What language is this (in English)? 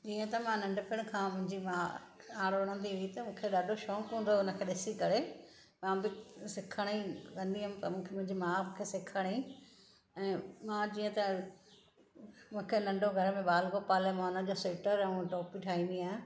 Sindhi